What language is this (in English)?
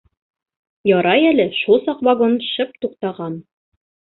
Bashkir